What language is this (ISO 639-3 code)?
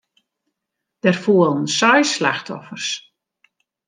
fry